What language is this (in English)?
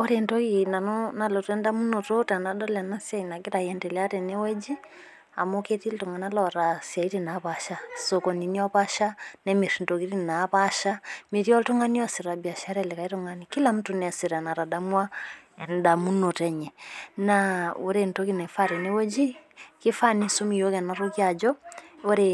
Masai